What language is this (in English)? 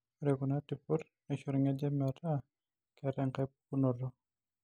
Masai